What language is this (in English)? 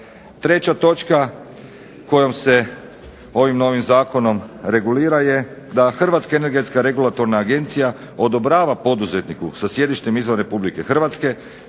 Croatian